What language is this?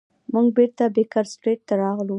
Pashto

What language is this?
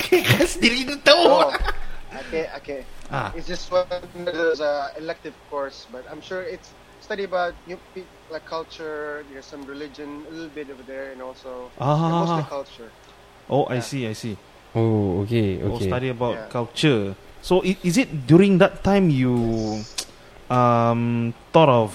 Malay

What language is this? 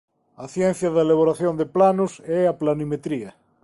Galician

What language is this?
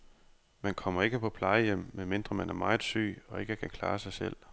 Danish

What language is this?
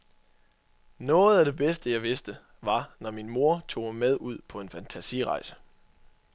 Danish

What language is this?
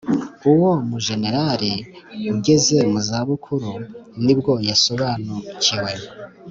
Kinyarwanda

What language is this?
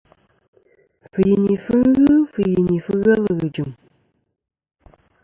Kom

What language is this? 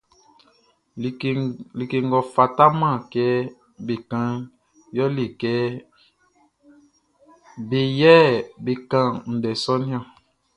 Baoulé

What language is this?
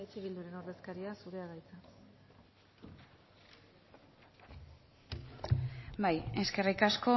Basque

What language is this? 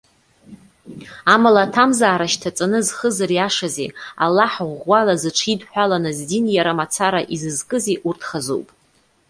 Abkhazian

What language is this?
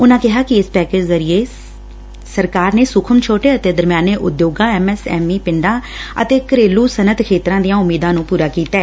Punjabi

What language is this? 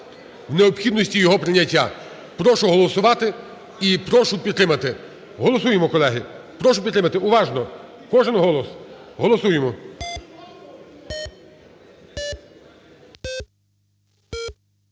Ukrainian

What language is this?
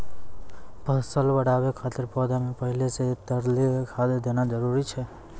Maithili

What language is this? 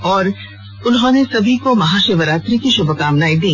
Hindi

